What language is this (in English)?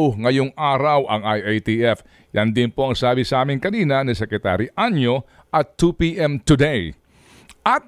Filipino